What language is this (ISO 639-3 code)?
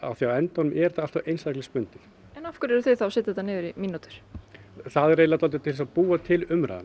isl